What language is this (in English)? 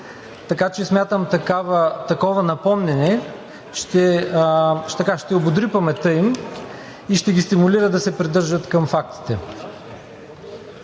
Bulgarian